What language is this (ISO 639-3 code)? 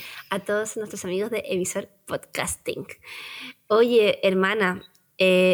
spa